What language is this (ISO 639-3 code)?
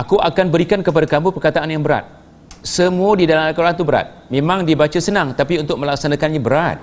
msa